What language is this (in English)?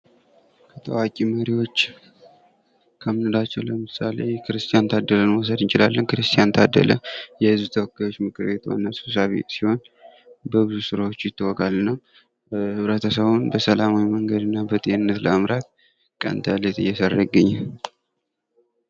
Amharic